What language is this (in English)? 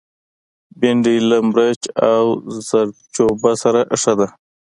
Pashto